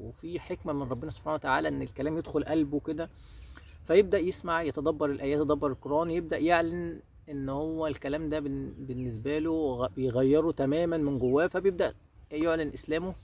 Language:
Arabic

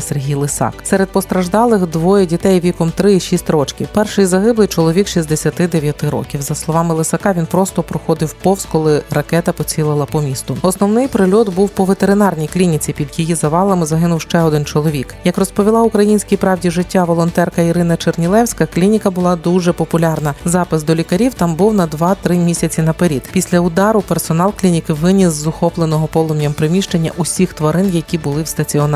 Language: Ukrainian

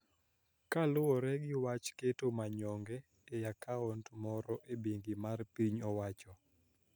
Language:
Luo (Kenya and Tanzania)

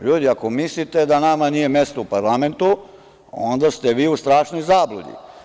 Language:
Serbian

